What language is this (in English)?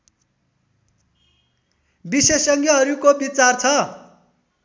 Nepali